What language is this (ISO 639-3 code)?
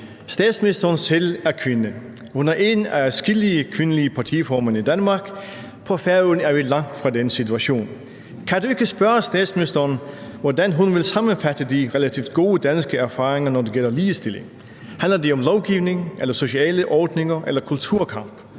dan